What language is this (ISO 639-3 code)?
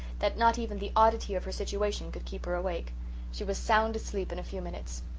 eng